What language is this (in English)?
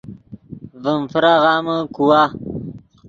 Yidgha